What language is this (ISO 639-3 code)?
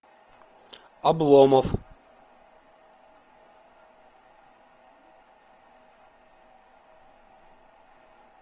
rus